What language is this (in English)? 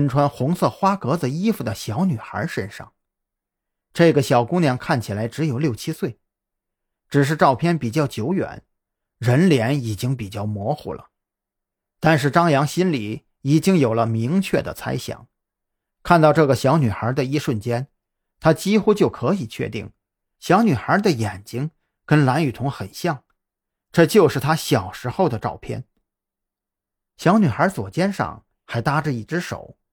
Chinese